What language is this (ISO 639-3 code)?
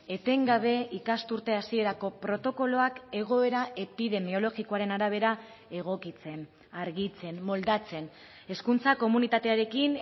eus